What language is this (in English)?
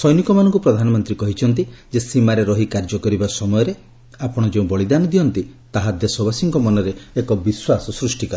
Odia